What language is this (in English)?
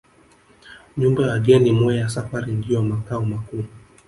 Swahili